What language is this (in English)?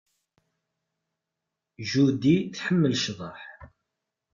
Kabyle